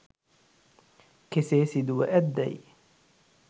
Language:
Sinhala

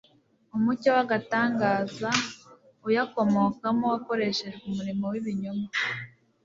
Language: Kinyarwanda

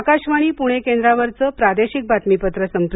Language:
Marathi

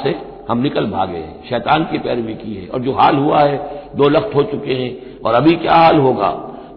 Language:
Hindi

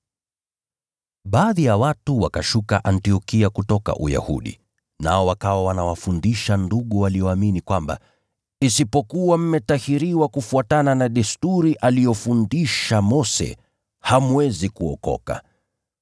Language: Swahili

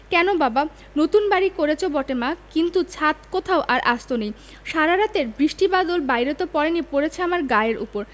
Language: Bangla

